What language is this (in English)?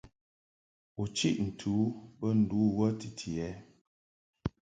Mungaka